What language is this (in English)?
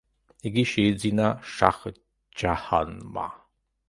Georgian